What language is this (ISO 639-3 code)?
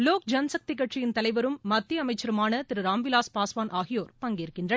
tam